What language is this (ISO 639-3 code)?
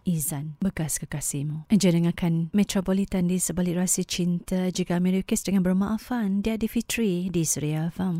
msa